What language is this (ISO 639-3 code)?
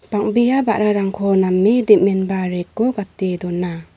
grt